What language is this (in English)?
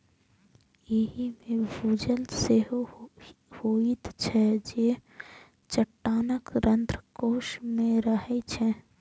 Maithili